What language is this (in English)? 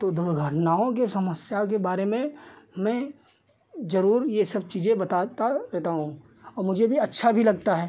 Hindi